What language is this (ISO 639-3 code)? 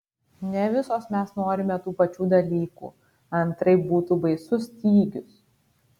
lit